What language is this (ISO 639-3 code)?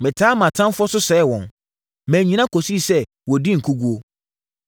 aka